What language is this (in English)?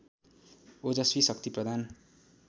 Nepali